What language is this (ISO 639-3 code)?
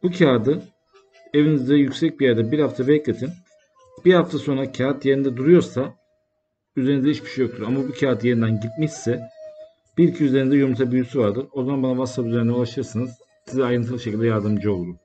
tur